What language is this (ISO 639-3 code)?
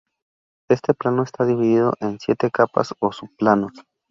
spa